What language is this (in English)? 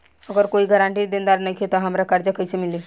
Bhojpuri